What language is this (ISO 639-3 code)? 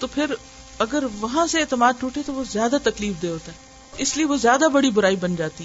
urd